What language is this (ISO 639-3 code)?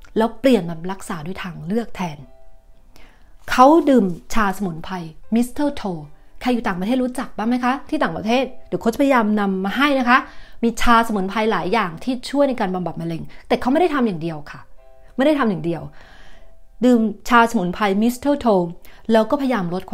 tha